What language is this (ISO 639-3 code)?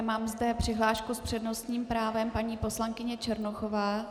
ces